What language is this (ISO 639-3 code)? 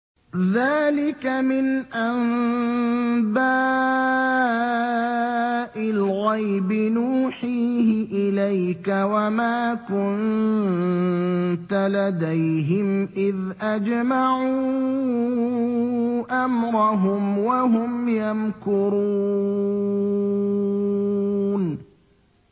ara